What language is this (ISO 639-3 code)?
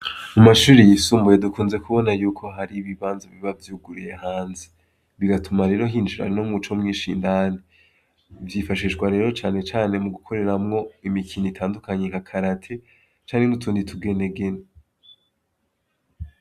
run